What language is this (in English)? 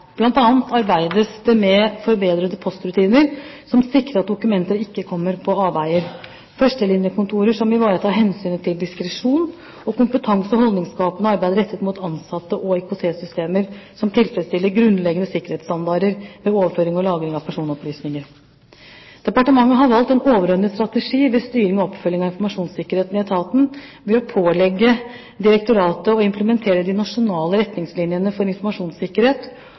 Norwegian Bokmål